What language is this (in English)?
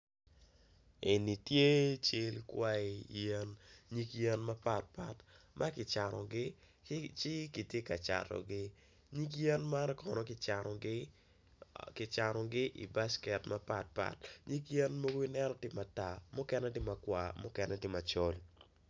Acoli